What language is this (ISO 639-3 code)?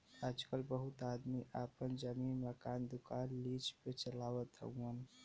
bho